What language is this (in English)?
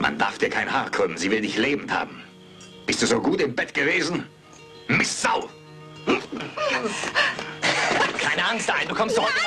German